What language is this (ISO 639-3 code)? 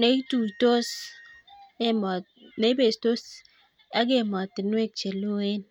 kln